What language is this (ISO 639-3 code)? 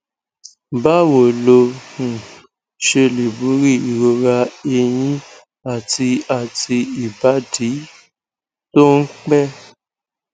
yor